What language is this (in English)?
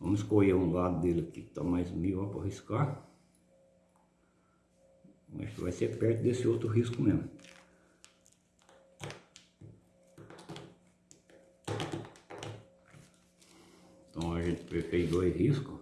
Portuguese